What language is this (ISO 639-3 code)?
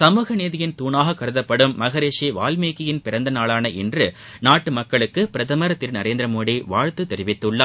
tam